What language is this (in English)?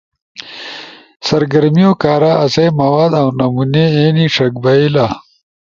Ushojo